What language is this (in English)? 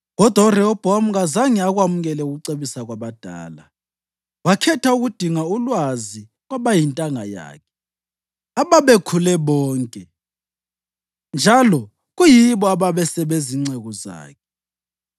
North Ndebele